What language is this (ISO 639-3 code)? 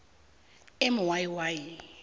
nbl